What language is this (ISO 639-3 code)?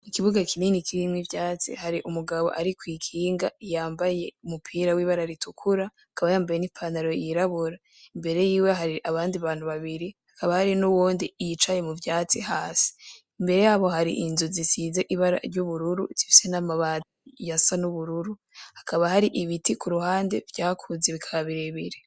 run